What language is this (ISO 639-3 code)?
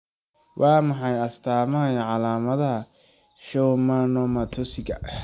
som